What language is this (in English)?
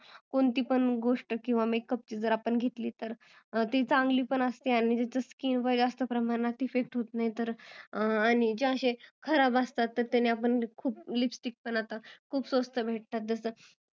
Marathi